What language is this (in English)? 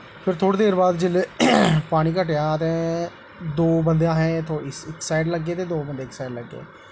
Dogri